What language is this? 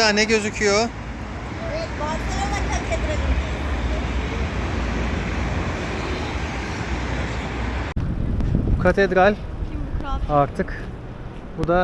Turkish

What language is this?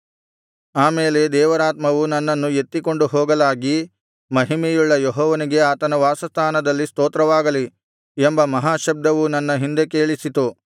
Kannada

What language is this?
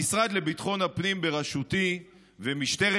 Hebrew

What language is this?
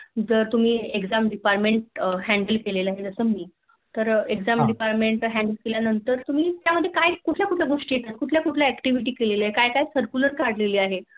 Marathi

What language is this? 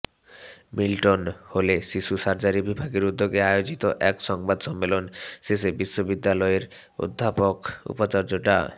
Bangla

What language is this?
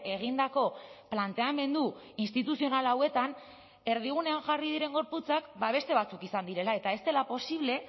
Basque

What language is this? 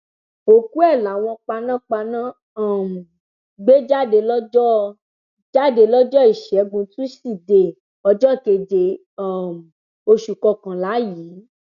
Yoruba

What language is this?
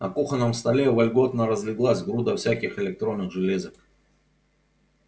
Russian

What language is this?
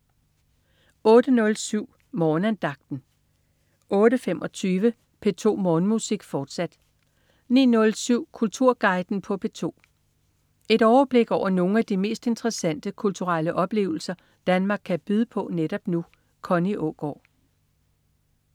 Danish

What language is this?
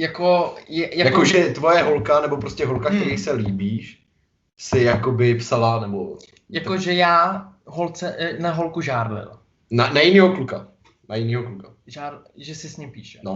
Czech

